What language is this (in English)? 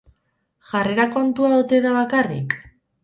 Basque